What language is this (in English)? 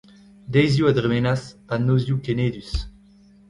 Breton